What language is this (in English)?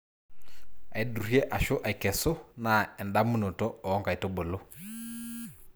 Masai